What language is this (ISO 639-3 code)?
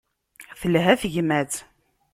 kab